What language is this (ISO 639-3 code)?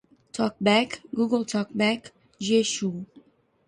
por